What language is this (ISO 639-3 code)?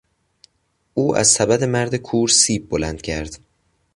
fas